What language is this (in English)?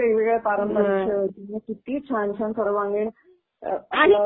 Marathi